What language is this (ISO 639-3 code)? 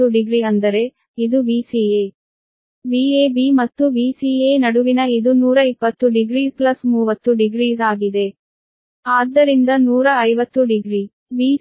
kan